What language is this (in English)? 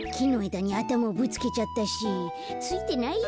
Japanese